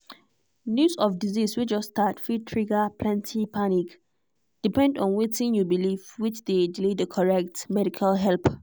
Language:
Nigerian Pidgin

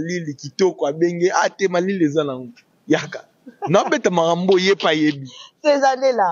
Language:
French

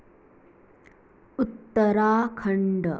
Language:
Konkani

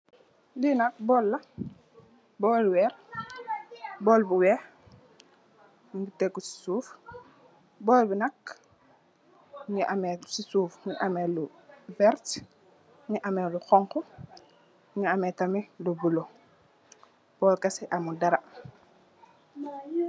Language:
Wolof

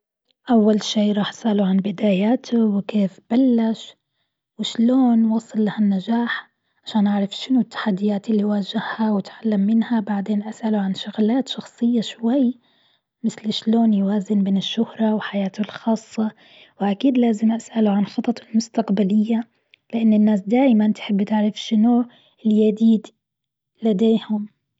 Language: Gulf Arabic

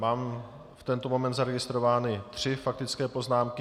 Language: Czech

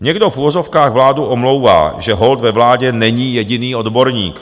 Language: Czech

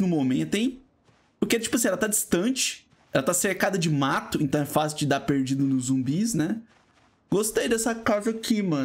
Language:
Portuguese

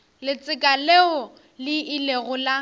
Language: Northern Sotho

